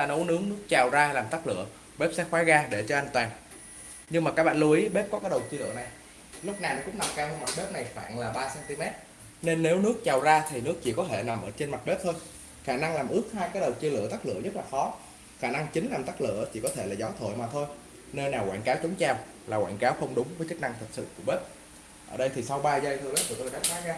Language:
Vietnamese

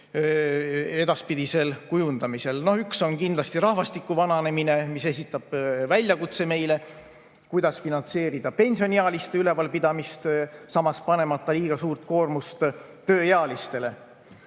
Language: Estonian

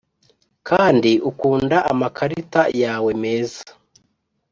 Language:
Kinyarwanda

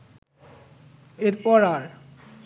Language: Bangla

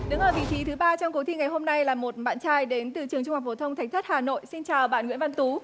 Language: Vietnamese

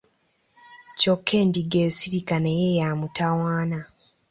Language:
Ganda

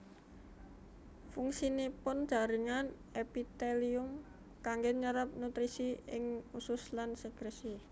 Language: Javanese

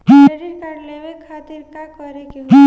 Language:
Bhojpuri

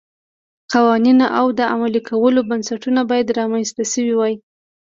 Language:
Pashto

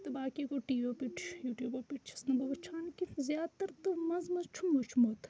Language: Kashmiri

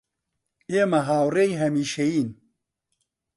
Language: Central Kurdish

